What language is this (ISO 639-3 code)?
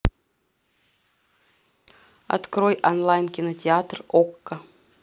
rus